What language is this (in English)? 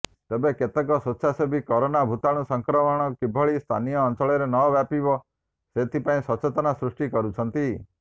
Odia